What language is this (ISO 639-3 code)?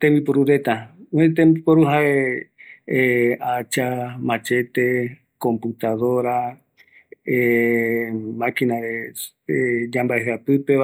gui